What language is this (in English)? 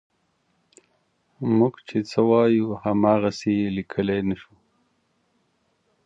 Pashto